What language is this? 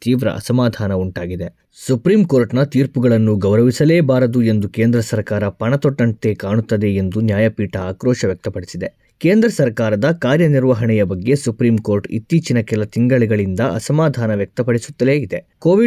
Kannada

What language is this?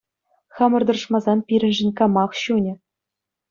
Chuvash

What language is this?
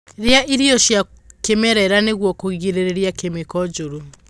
Kikuyu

